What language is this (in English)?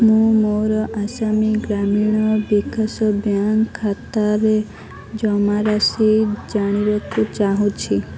Odia